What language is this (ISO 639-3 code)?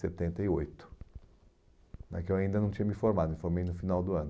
por